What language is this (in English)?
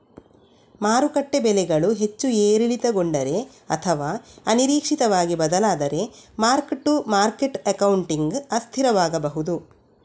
Kannada